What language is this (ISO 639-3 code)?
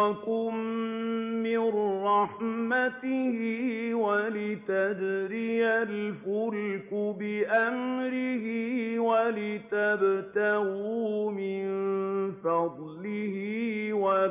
ara